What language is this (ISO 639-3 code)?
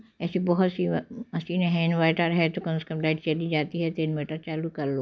hin